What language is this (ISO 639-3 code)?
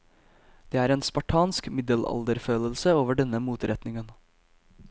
nor